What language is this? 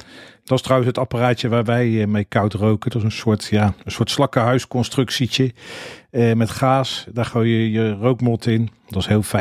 Dutch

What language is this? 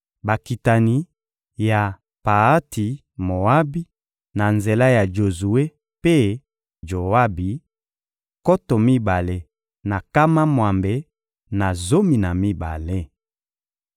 Lingala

